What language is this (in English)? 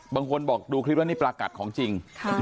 Thai